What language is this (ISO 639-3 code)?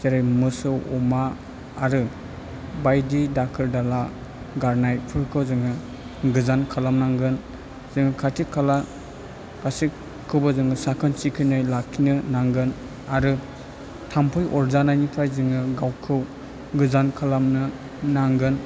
brx